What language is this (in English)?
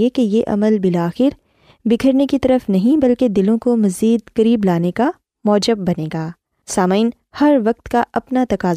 Urdu